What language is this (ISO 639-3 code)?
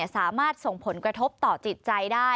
tha